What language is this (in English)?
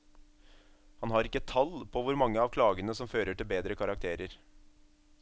Norwegian